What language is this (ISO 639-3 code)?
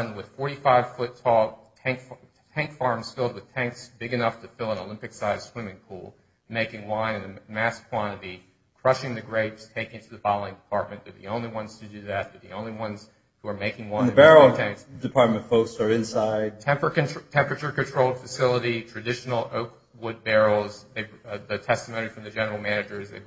eng